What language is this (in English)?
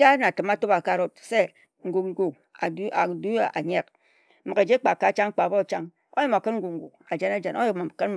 Ejagham